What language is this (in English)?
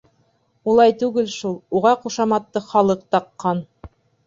Bashkir